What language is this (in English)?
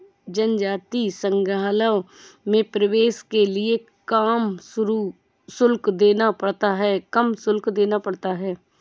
Hindi